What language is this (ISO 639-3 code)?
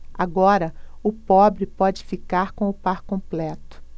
por